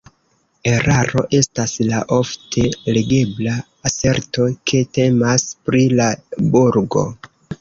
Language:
Esperanto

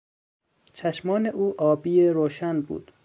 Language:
Persian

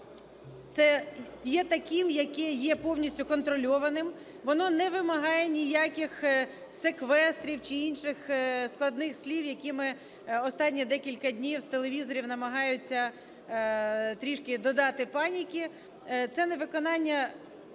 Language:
Ukrainian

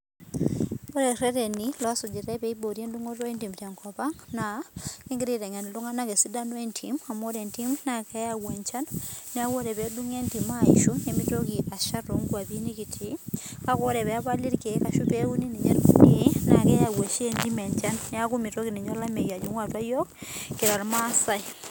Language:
Masai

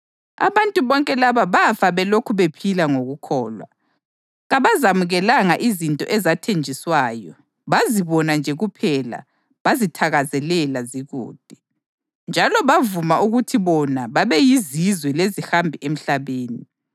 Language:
North Ndebele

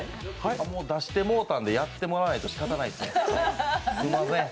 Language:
Japanese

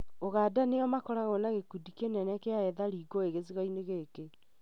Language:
Kikuyu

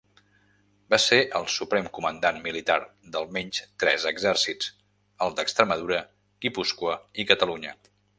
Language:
Catalan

